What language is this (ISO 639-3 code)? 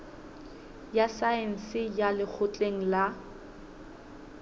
sot